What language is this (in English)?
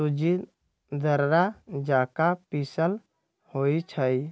Magahi